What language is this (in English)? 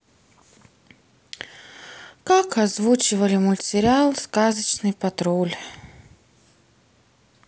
Russian